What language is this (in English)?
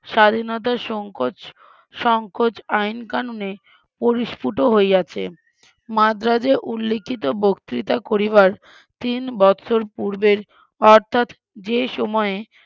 Bangla